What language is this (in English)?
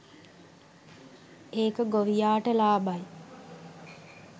Sinhala